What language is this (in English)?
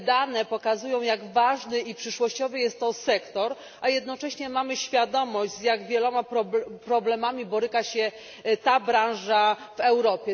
Polish